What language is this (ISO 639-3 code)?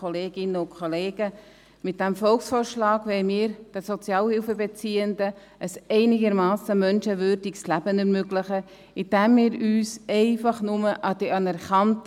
gsw